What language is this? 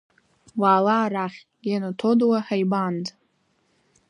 Abkhazian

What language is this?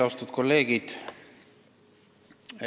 Estonian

